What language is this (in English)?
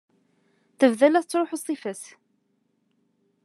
Kabyle